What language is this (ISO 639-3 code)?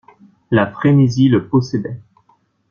fra